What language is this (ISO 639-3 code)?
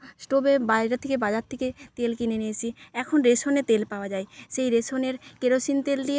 ben